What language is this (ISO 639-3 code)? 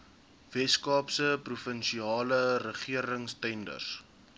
afr